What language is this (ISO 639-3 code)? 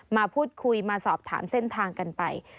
tha